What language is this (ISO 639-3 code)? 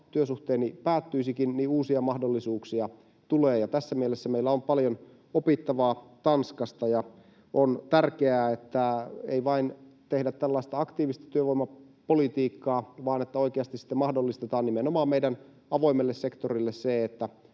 fin